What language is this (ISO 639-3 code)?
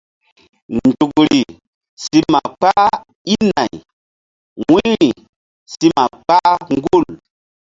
mdd